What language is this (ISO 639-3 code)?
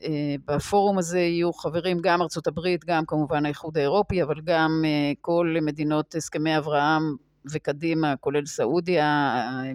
heb